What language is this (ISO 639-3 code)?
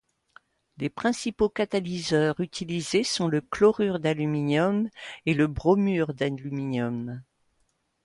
fra